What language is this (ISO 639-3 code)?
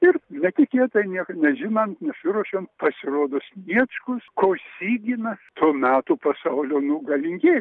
lit